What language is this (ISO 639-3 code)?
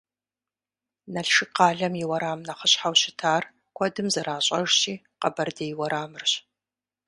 kbd